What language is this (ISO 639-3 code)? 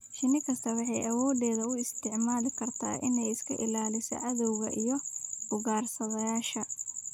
som